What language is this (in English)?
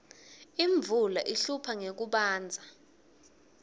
Swati